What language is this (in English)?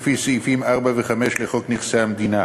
Hebrew